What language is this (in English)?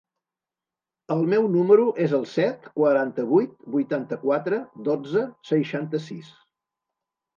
Catalan